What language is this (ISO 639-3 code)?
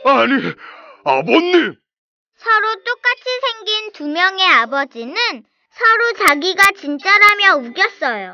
kor